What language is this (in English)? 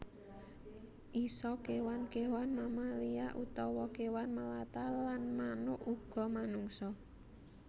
Javanese